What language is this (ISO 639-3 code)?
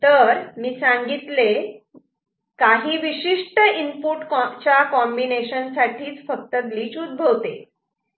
mar